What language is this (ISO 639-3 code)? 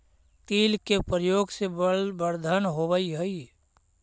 mag